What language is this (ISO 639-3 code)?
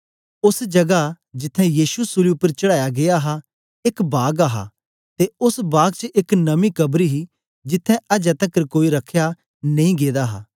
doi